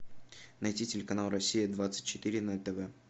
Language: Russian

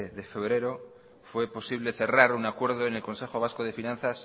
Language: Spanish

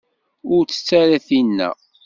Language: Kabyle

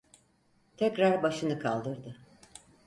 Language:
Turkish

